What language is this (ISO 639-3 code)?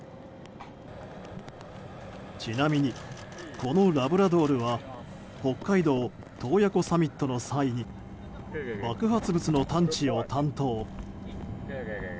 jpn